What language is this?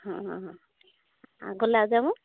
Odia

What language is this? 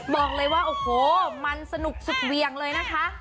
Thai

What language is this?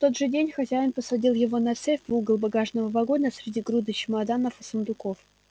Russian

